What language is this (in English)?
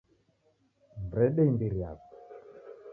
Taita